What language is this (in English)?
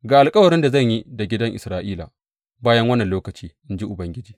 Hausa